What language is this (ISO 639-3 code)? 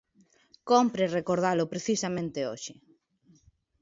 glg